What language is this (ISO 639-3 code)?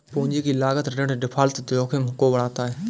hin